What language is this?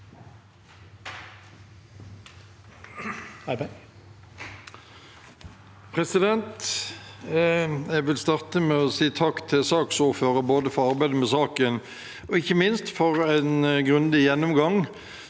Norwegian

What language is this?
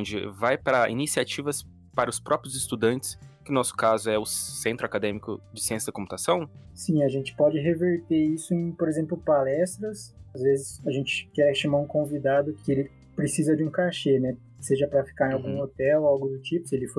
Portuguese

